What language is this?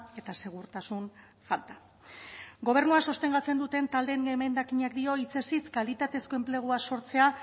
Basque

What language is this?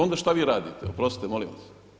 Croatian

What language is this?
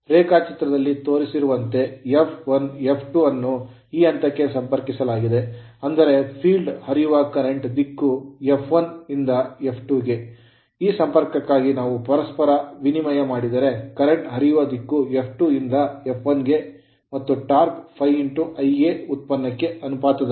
Kannada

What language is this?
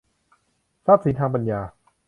Thai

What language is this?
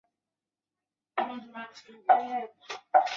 Chinese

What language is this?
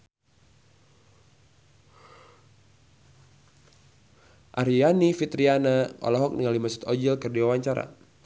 Sundanese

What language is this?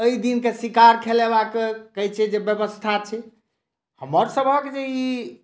Maithili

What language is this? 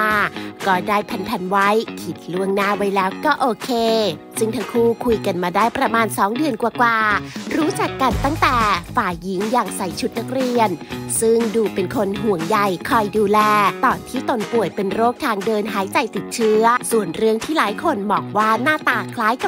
Thai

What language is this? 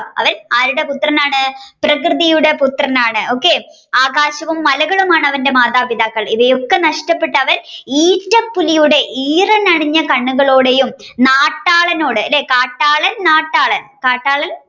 Malayalam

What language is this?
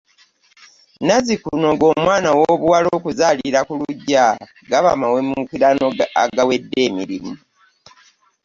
Ganda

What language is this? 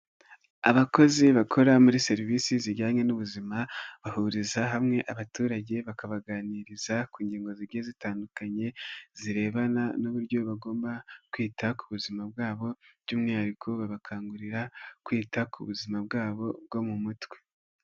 Kinyarwanda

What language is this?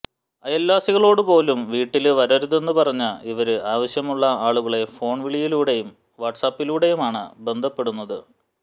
Malayalam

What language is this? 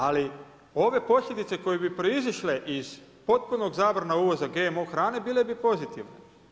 Croatian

